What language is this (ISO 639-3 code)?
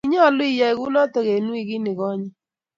kln